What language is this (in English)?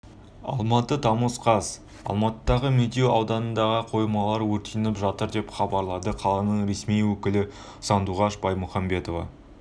Kazakh